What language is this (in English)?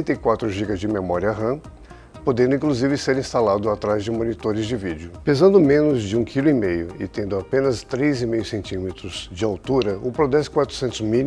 Portuguese